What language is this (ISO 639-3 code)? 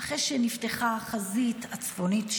heb